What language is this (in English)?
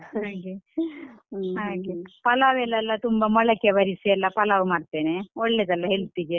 Kannada